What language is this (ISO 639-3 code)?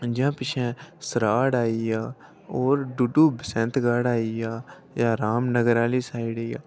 doi